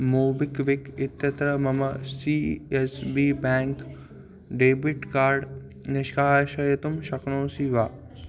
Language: Sanskrit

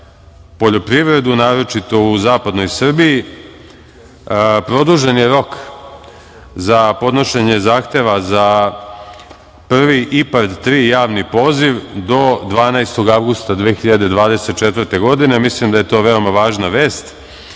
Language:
Serbian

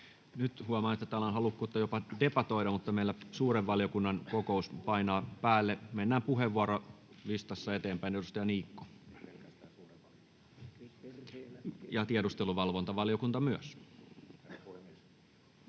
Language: Finnish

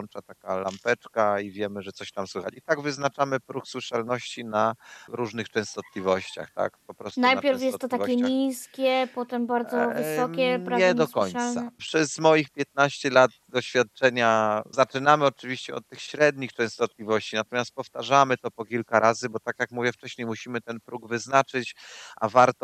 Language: Polish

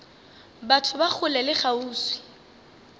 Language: Northern Sotho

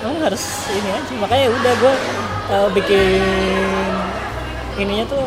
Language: Indonesian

